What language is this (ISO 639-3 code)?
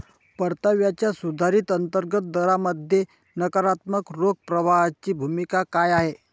mar